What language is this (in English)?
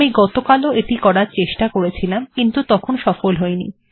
Bangla